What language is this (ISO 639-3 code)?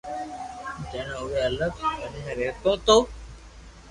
lrk